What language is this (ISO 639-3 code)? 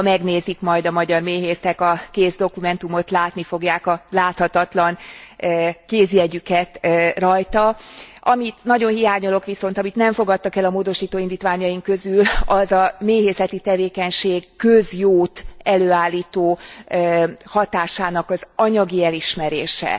hun